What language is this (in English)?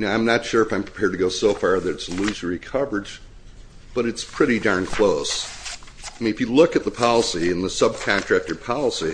English